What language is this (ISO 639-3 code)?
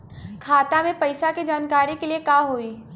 bho